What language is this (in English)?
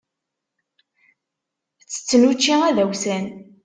Kabyle